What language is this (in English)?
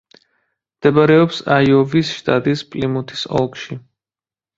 Georgian